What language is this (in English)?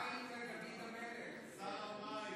Hebrew